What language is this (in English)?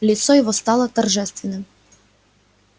Russian